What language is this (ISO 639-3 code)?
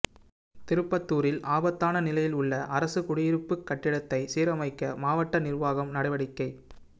tam